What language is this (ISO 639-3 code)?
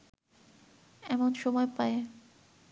ben